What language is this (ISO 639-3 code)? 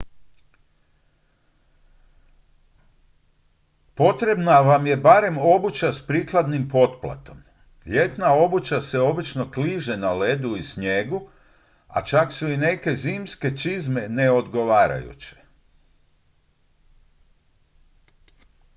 hrv